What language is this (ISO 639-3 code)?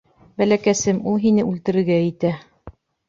bak